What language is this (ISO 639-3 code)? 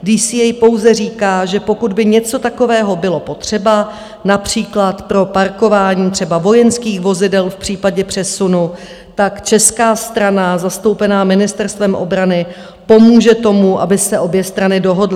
ces